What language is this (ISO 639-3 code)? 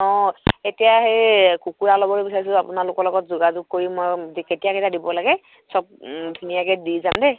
asm